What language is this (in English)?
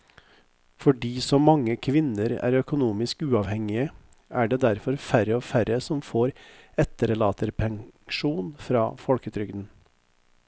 Norwegian